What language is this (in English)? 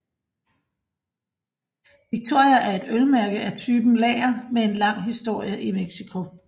Danish